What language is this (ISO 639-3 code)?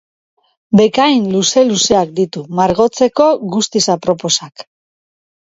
eus